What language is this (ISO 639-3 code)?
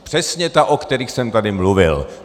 ces